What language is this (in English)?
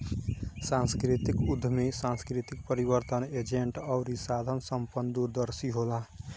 Bhojpuri